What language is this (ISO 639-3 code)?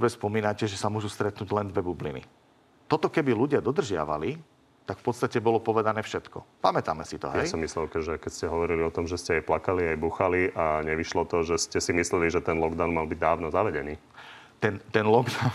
slk